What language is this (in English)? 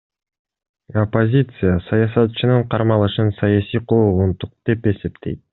Kyrgyz